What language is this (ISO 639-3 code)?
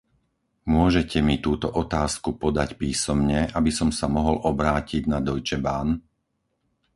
slk